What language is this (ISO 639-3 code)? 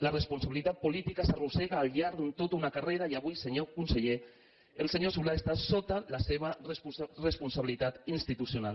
cat